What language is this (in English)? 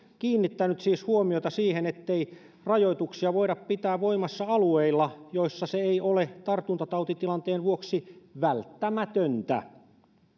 Finnish